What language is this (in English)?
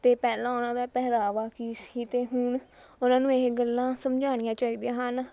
Punjabi